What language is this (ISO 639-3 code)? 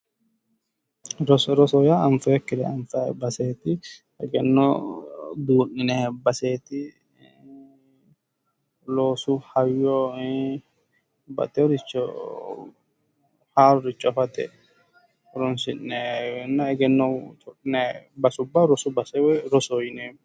sid